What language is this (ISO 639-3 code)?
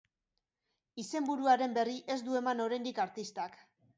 eus